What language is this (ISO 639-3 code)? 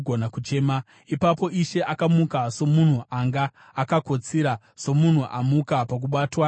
sna